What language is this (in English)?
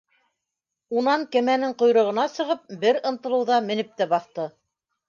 Bashkir